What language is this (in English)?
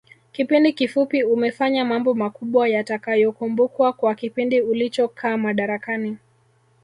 Swahili